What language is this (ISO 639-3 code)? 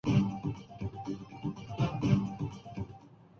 urd